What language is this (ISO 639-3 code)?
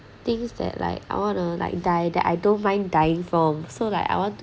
eng